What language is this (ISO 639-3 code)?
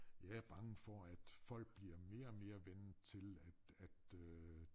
dan